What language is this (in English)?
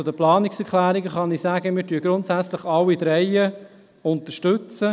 Swiss German